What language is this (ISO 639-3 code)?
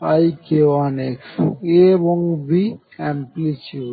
ben